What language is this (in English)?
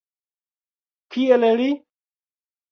Esperanto